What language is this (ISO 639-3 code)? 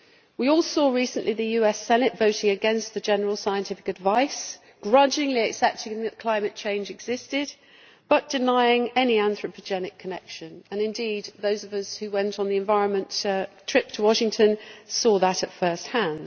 eng